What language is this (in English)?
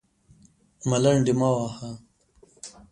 Pashto